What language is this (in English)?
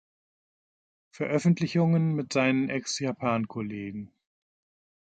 German